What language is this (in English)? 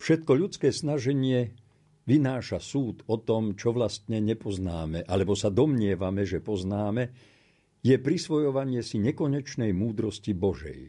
Slovak